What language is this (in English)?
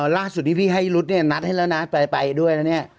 Thai